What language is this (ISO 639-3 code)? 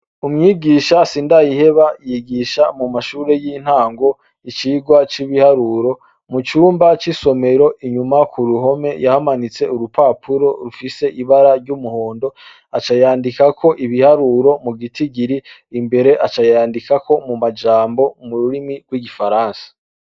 run